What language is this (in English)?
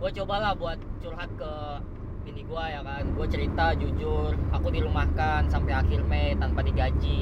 Indonesian